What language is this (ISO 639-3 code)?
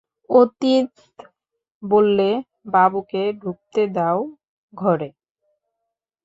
ben